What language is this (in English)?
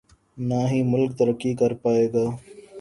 Urdu